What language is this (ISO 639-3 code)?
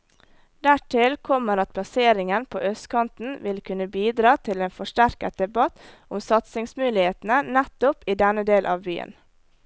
nor